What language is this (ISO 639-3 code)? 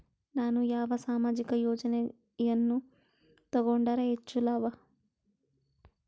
kan